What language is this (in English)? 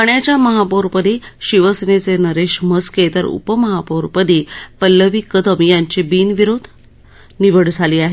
Marathi